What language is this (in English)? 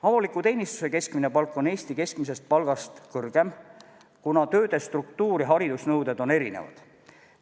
Estonian